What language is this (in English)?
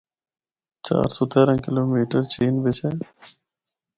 Northern Hindko